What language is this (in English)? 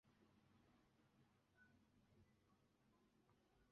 Chinese